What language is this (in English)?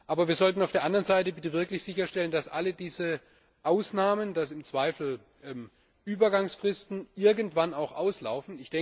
German